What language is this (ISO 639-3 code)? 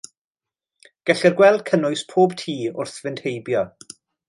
cym